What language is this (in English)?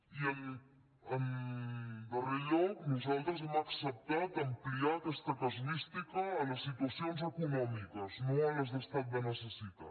Catalan